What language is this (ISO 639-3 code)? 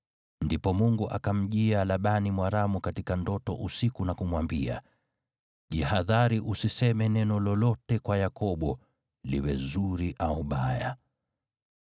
swa